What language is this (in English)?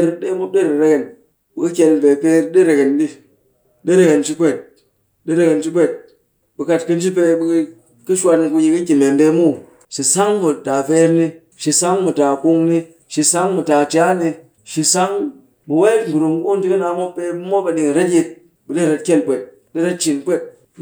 Cakfem-Mushere